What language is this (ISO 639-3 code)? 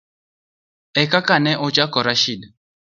luo